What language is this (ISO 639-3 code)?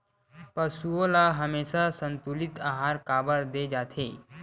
hne